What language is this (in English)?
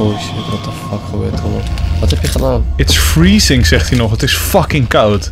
Dutch